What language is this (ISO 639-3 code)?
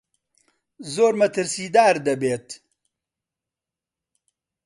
ckb